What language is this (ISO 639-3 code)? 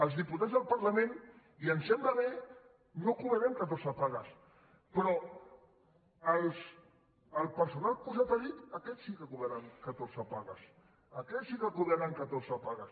cat